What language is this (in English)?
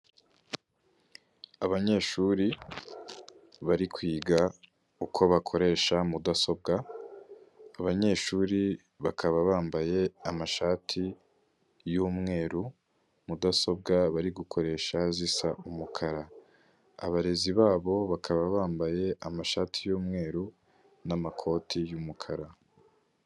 Kinyarwanda